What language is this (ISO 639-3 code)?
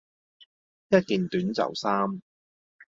yue